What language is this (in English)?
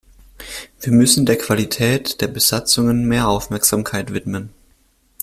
German